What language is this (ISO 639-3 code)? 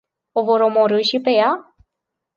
ron